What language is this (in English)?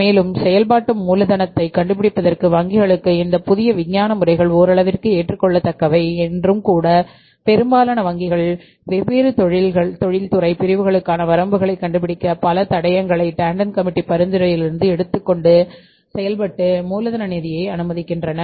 Tamil